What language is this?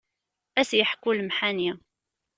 Kabyle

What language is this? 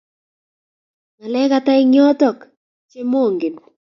Kalenjin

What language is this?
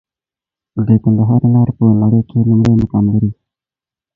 Pashto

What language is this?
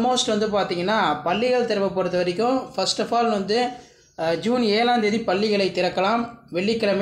Tamil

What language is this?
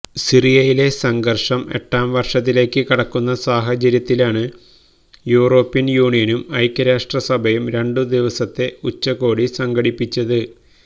Malayalam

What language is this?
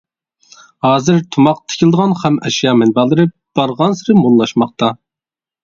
Uyghur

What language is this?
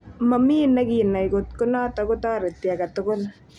Kalenjin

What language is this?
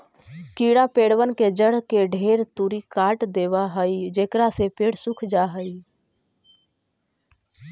Magahi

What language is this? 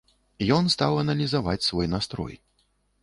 Belarusian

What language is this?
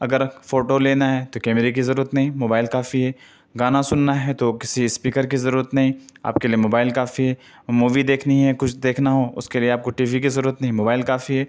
Urdu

